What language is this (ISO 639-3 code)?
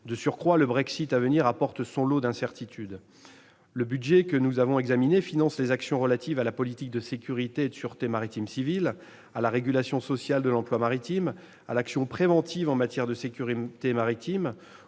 fra